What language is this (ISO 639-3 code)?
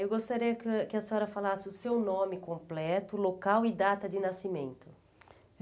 por